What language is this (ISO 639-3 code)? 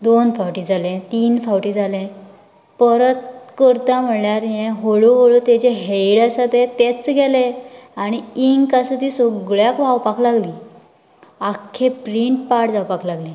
kok